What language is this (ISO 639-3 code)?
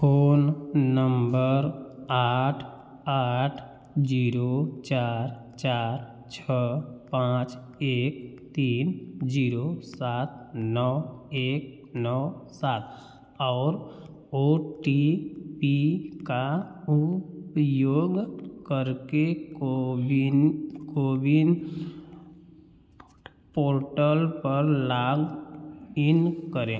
hin